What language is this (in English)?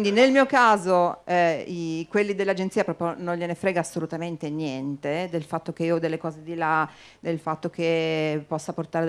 Italian